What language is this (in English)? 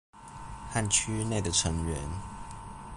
Chinese